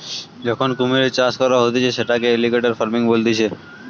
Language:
Bangla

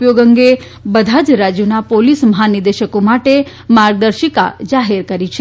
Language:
Gujarati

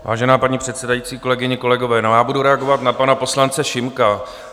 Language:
Czech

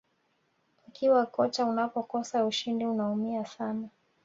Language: Swahili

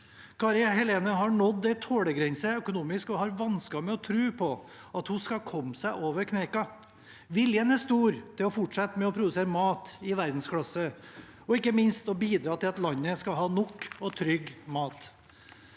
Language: Norwegian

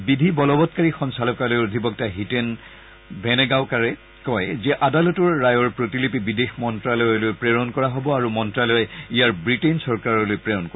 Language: Assamese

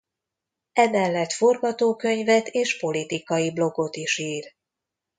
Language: Hungarian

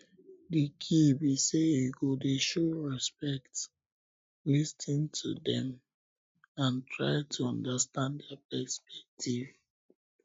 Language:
Nigerian Pidgin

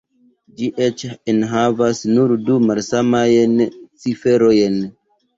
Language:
Esperanto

